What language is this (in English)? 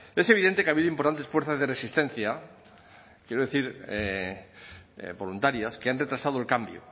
Spanish